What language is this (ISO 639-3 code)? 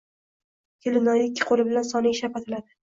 uzb